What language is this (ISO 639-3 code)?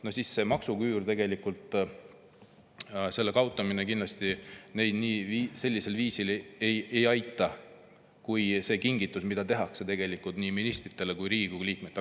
est